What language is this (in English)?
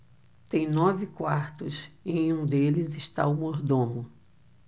Portuguese